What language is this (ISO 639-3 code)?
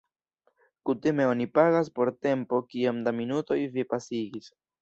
epo